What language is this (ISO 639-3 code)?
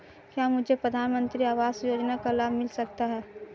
hin